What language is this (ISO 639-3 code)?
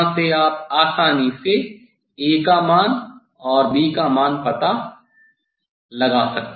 hin